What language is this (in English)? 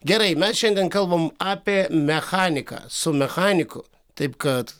Lithuanian